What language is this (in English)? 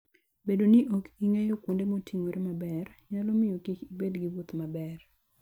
Luo (Kenya and Tanzania)